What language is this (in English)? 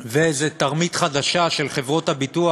Hebrew